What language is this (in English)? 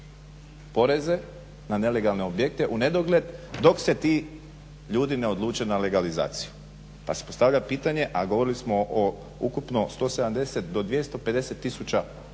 Croatian